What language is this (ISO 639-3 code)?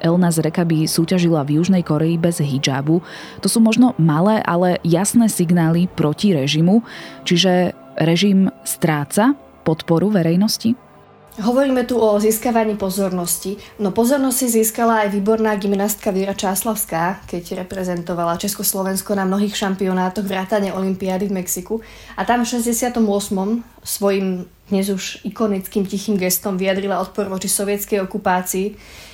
slk